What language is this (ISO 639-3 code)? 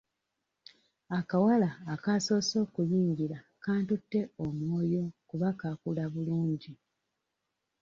lug